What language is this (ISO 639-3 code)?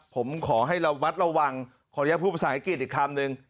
tha